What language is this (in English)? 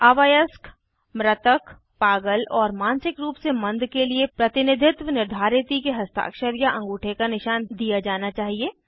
Hindi